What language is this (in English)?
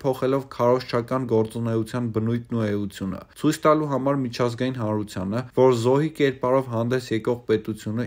Romanian